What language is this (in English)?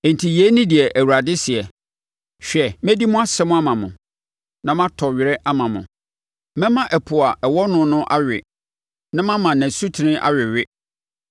Akan